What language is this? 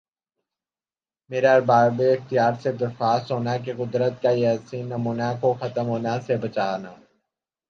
Urdu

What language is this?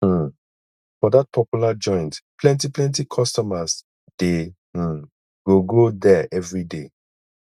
Nigerian Pidgin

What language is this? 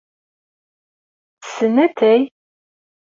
Kabyle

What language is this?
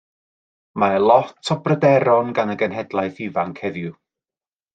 Welsh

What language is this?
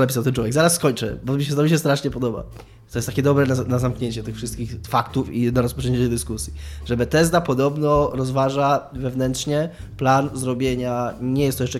Polish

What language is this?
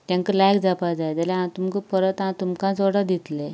Konkani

